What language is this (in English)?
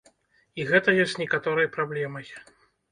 Belarusian